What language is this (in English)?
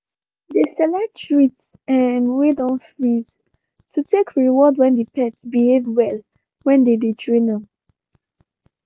Nigerian Pidgin